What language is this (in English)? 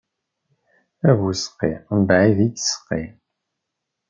Kabyle